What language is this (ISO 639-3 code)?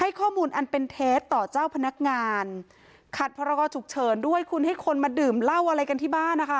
tha